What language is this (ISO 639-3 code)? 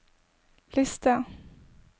nor